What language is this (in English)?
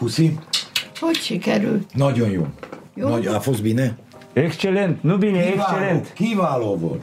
Romanian